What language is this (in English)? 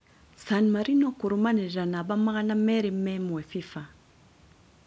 Kikuyu